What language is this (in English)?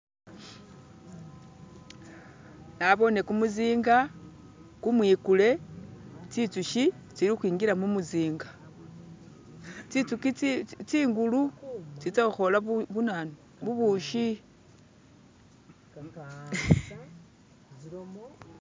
Masaaba